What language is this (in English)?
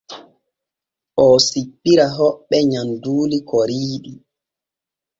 Borgu Fulfulde